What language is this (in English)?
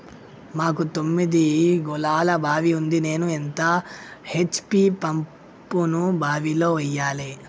Telugu